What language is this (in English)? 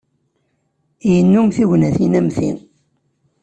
Kabyle